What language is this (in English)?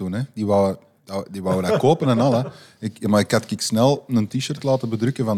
Dutch